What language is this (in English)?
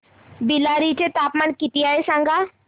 Marathi